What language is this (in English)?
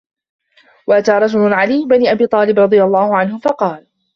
Arabic